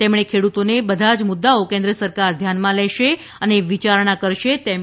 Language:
Gujarati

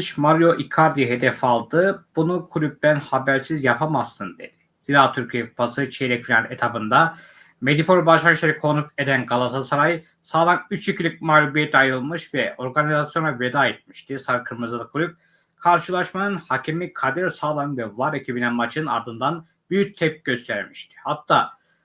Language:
Turkish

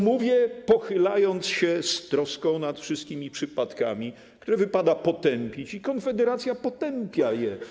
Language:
Polish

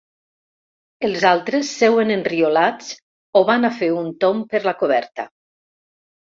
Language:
Catalan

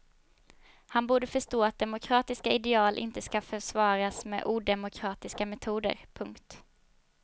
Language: Swedish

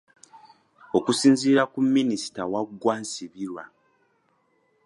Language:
Ganda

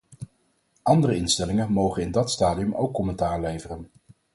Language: Dutch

